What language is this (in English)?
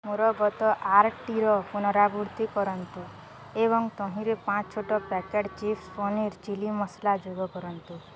Odia